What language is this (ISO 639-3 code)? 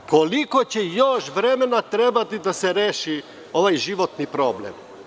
srp